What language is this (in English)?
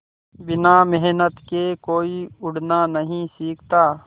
Hindi